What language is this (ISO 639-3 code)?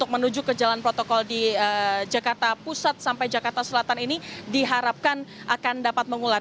ind